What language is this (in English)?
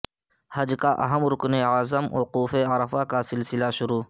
Urdu